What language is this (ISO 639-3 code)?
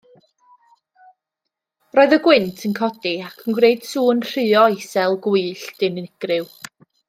cym